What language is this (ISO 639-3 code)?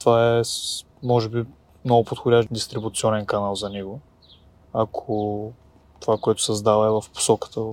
bul